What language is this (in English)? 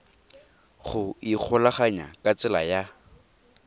Tswana